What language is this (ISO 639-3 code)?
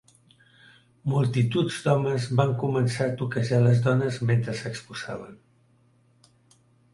cat